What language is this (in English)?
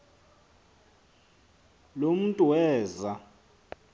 Xhosa